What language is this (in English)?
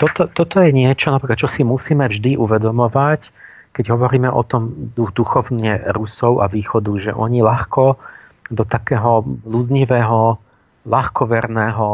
Slovak